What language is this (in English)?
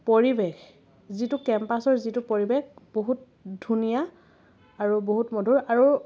Assamese